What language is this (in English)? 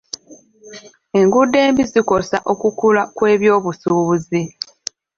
Ganda